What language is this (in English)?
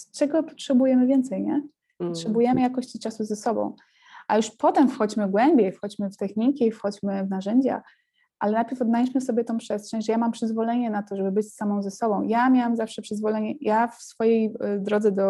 Polish